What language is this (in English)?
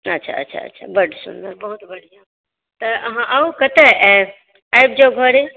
Maithili